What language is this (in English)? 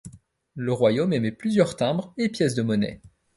French